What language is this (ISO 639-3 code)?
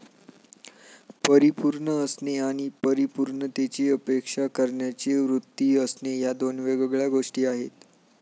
mar